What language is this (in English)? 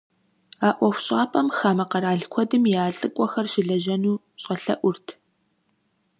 Kabardian